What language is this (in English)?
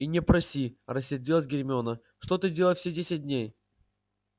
Russian